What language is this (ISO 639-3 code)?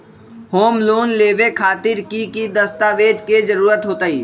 mag